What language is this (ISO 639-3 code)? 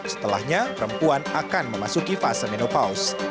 ind